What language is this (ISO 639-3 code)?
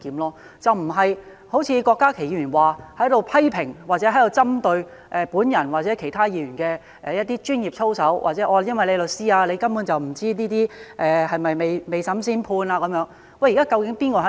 yue